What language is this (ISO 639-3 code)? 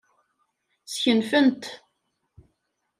kab